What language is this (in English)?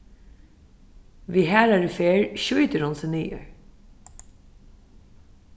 Faroese